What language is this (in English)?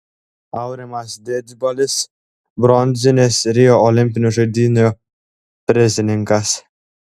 Lithuanian